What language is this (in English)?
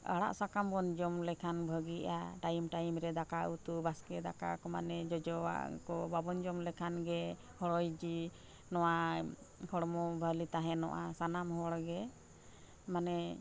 Santali